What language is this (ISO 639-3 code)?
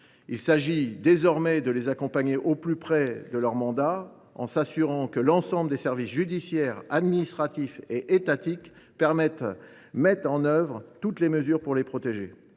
fra